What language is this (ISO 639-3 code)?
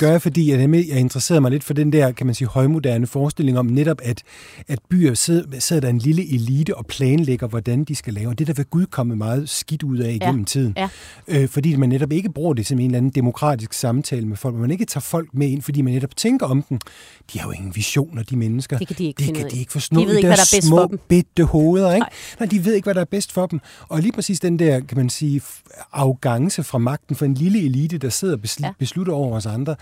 dan